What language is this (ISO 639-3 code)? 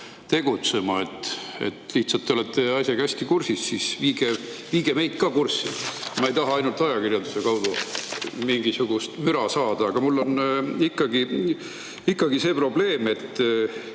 est